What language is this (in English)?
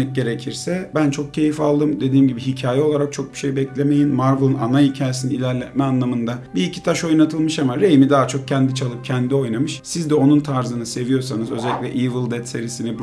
Turkish